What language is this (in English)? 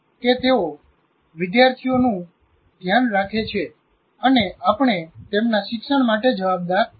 Gujarati